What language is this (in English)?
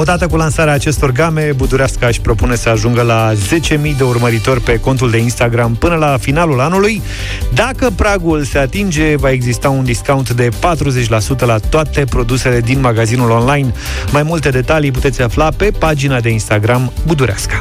Romanian